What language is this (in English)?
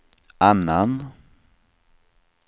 Swedish